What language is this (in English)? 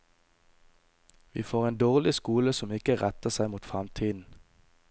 Norwegian